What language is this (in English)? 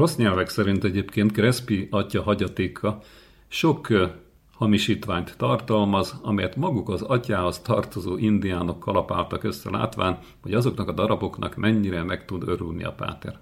Hungarian